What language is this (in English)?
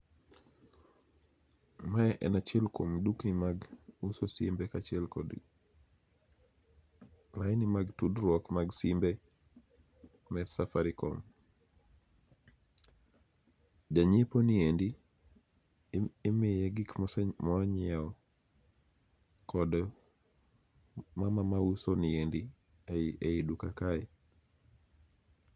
Luo (Kenya and Tanzania)